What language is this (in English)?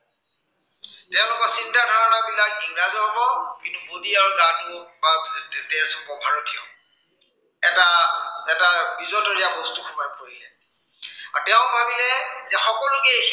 Assamese